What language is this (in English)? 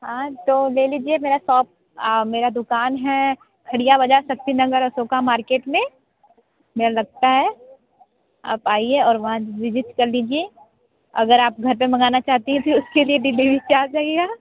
Hindi